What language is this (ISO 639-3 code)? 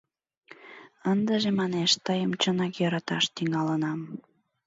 chm